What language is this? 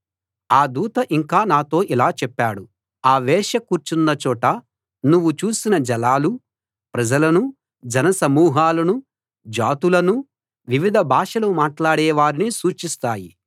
Telugu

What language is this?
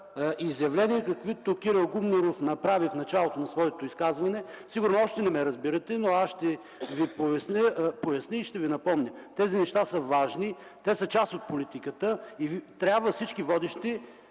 Bulgarian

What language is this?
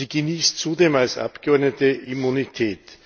German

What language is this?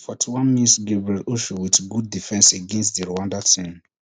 Nigerian Pidgin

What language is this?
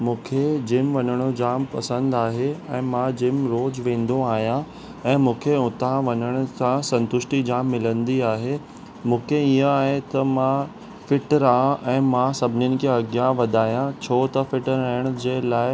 Sindhi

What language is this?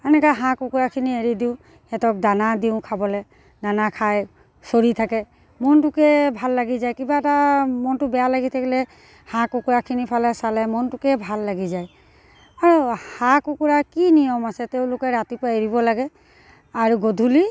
Assamese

